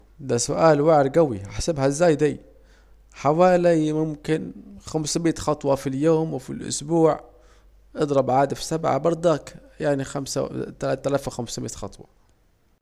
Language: Saidi Arabic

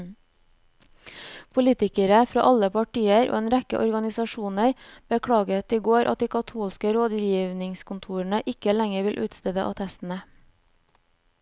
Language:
Norwegian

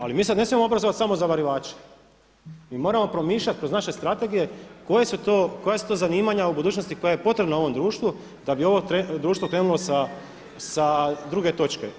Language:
Croatian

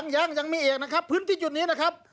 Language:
Thai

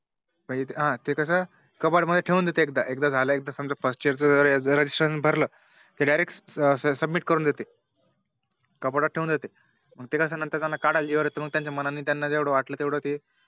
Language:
Marathi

